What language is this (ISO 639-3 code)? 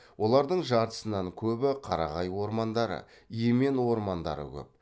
kaz